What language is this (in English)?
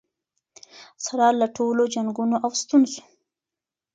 Pashto